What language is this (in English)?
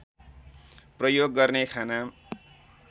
Nepali